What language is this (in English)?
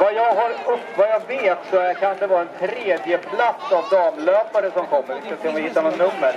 Swedish